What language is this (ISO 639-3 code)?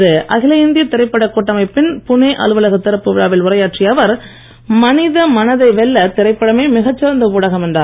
tam